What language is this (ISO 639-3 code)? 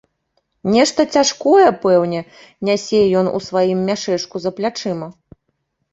bel